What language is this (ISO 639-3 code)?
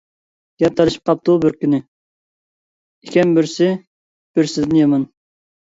uig